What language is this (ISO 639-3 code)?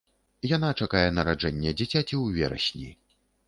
bel